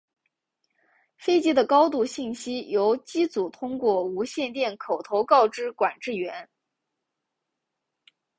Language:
Chinese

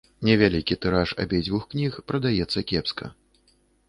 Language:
Belarusian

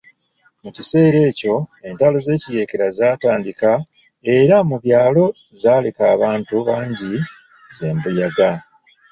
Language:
Ganda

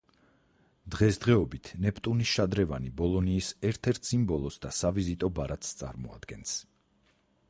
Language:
Georgian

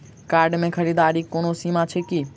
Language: Maithili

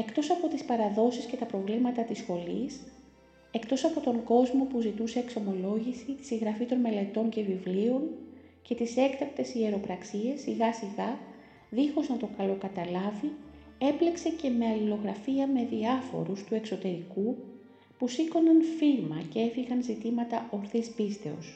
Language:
Greek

